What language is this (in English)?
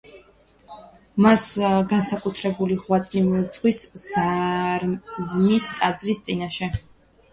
Georgian